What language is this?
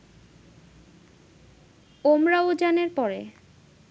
Bangla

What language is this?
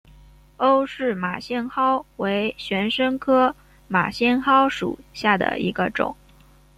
Chinese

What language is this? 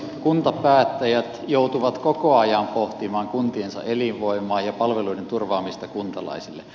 Finnish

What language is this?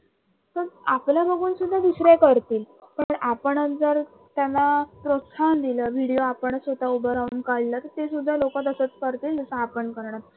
Marathi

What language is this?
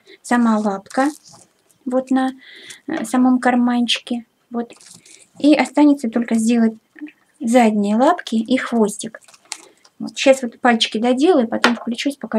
Russian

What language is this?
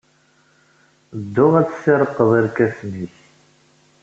Kabyle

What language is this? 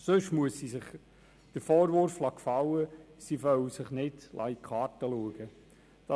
Swiss German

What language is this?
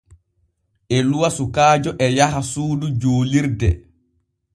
Borgu Fulfulde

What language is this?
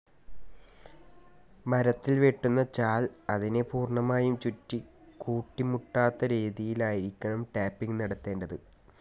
Malayalam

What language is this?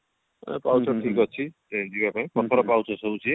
Odia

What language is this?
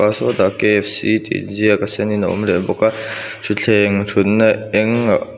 Mizo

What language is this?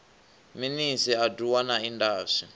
Venda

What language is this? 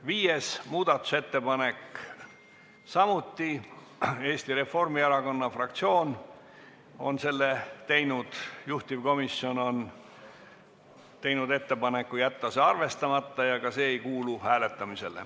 Estonian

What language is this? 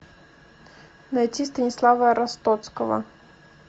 Russian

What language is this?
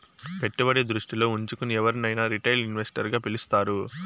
Telugu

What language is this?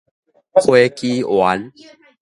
Min Nan Chinese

